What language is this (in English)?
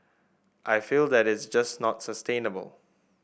English